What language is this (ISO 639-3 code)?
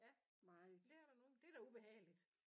dan